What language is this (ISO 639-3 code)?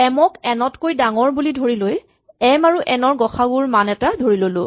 asm